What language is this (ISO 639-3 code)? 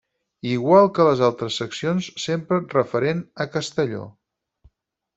cat